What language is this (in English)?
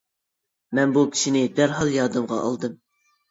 Uyghur